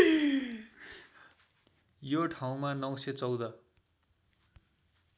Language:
Nepali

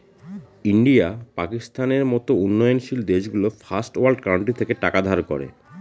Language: Bangla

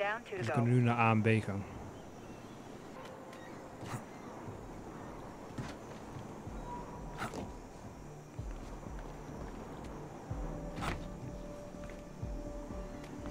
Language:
Dutch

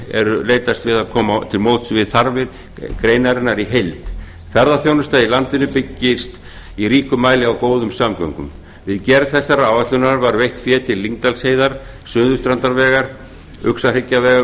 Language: Icelandic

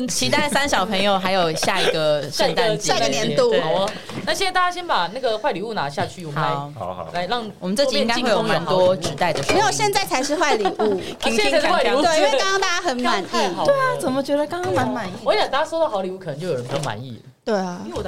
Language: Chinese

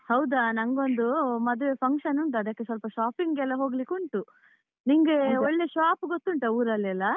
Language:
Kannada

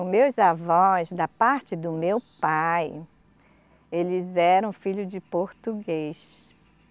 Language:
Portuguese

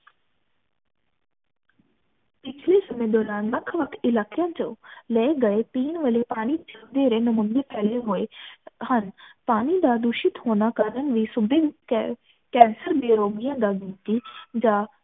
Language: Punjabi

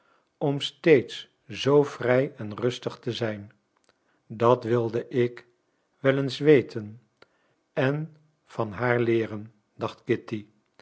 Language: Dutch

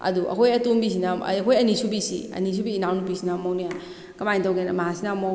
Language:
Manipuri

